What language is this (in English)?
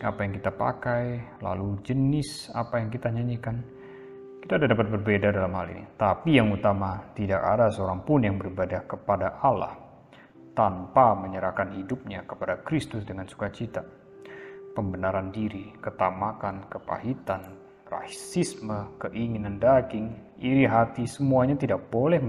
Indonesian